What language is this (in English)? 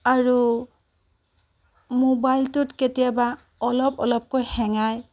Assamese